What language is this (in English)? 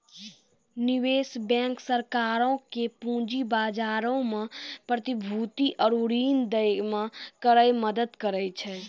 Maithili